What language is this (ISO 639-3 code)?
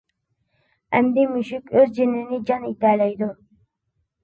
uig